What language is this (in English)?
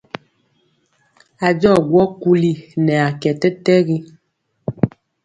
Mpiemo